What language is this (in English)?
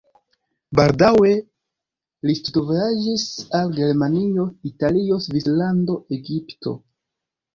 Esperanto